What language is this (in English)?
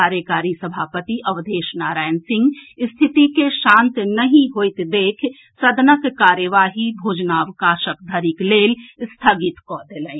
Maithili